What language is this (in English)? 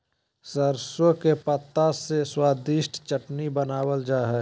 Magahi